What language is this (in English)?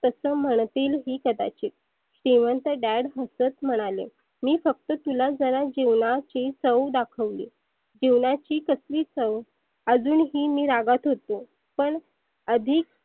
Marathi